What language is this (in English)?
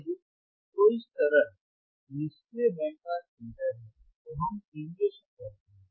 Hindi